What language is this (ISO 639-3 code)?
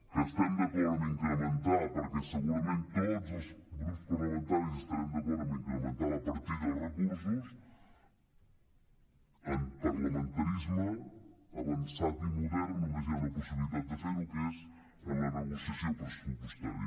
cat